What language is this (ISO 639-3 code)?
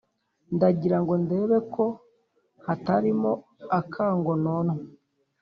kin